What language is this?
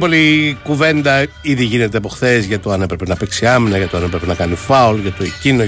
Greek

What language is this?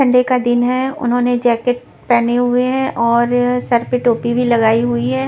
Hindi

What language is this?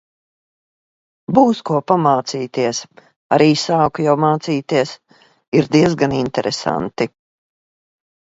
Latvian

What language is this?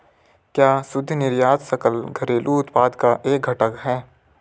Hindi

